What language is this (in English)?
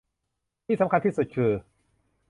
Thai